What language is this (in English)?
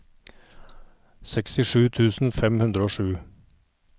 Norwegian